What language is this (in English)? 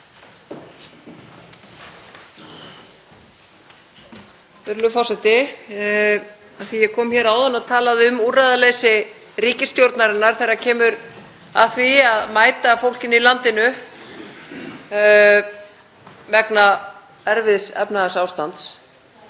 Icelandic